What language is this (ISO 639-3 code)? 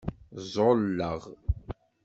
kab